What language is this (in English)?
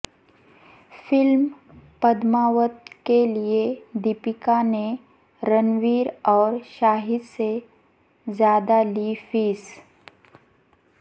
Urdu